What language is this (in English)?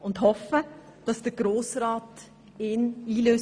Swiss German